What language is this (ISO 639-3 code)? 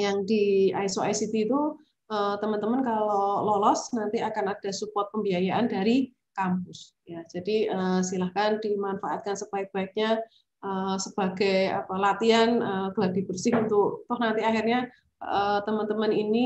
ind